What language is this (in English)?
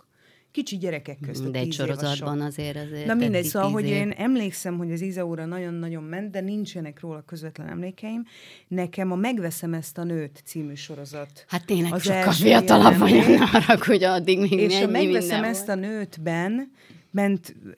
Hungarian